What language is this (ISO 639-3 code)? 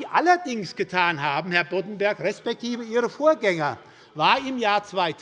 deu